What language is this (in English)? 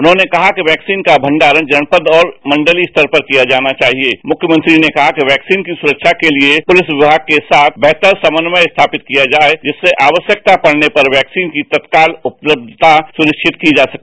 Hindi